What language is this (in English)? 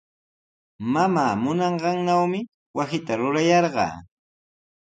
Sihuas Ancash Quechua